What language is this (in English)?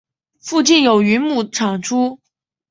Chinese